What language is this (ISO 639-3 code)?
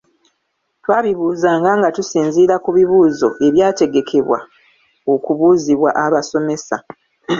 lug